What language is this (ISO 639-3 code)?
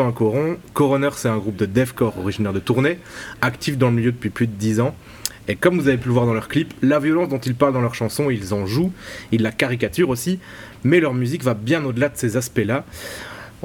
fra